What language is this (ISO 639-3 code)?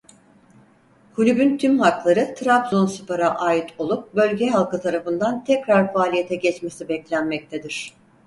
tur